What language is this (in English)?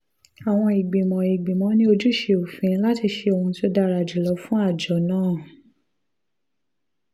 Yoruba